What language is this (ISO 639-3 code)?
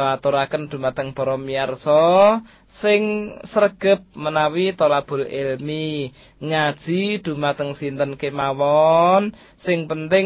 msa